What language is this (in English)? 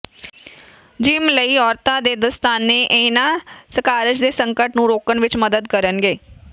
Punjabi